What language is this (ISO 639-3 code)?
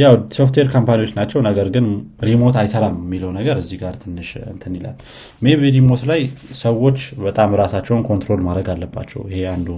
amh